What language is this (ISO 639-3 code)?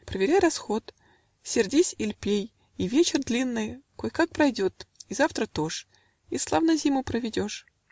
rus